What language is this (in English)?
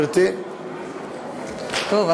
Hebrew